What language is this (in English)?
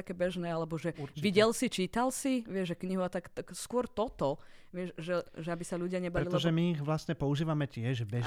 Slovak